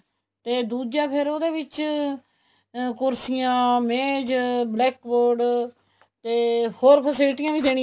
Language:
Punjabi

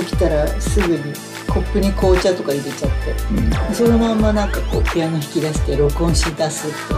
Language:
Japanese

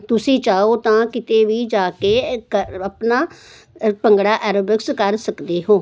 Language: Punjabi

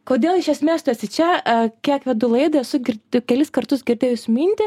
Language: Lithuanian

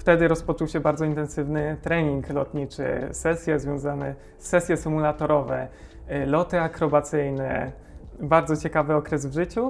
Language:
Polish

